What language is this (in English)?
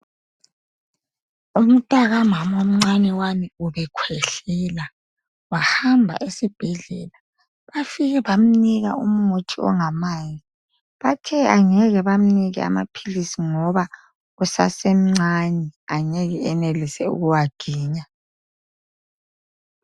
North Ndebele